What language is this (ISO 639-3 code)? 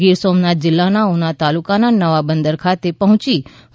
guj